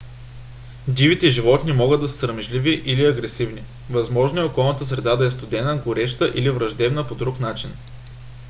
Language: Bulgarian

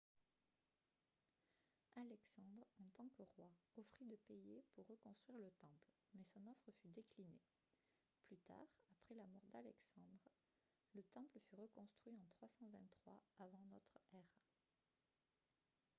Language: French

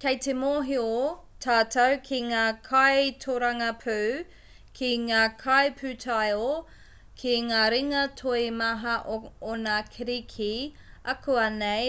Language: Māori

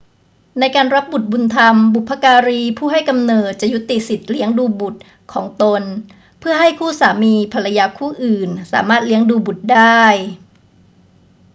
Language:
Thai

